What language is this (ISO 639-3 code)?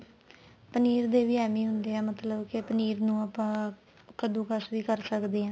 pan